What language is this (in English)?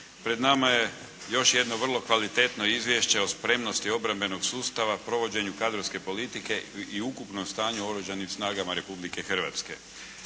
Croatian